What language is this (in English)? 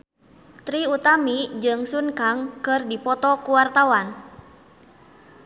Sundanese